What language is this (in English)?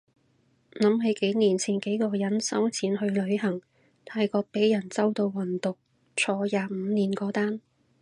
Cantonese